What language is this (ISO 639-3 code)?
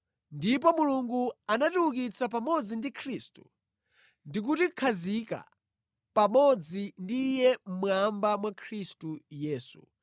nya